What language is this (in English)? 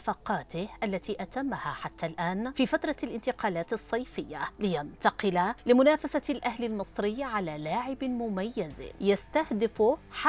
Arabic